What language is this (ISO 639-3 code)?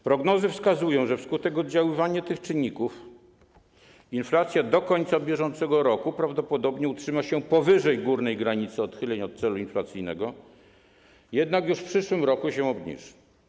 pol